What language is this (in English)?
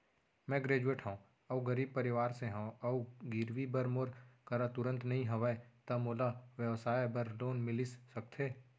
Chhattisgarhi